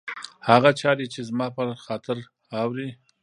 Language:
Pashto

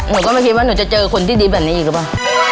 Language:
Thai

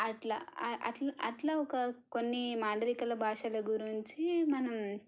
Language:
Telugu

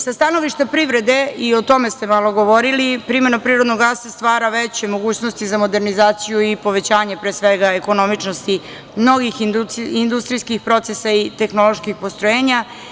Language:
Serbian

